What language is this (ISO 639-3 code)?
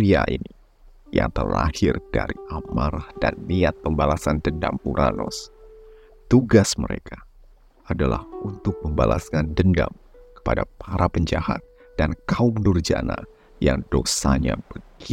ind